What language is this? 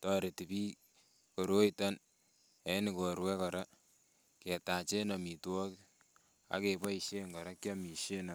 Kalenjin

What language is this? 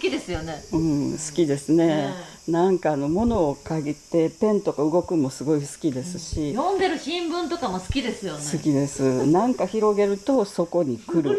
Japanese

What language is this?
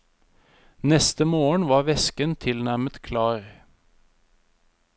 Norwegian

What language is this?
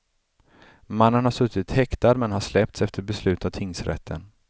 Swedish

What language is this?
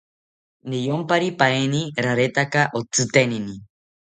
South Ucayali Ashéninka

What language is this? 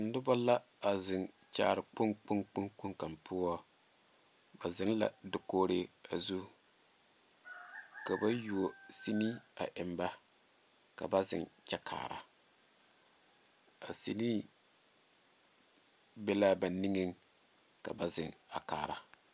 Southern Dagaare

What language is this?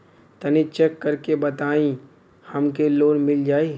Bhojpuri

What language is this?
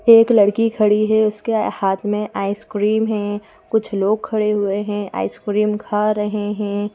Hindi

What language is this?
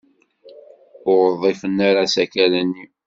Kabyle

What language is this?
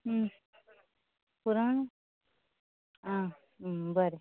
Konkani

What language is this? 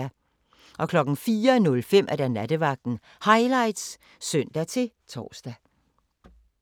Danish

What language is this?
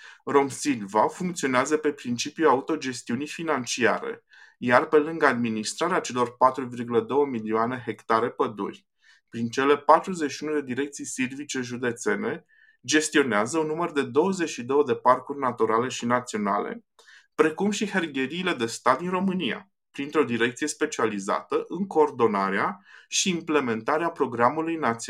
Romanian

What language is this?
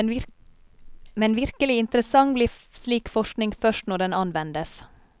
Norwegian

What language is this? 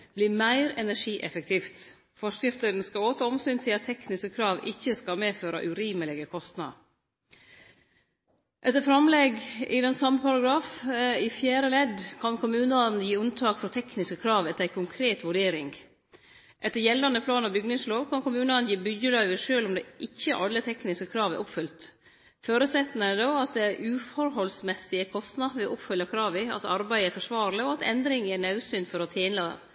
Norwegian Nynorsk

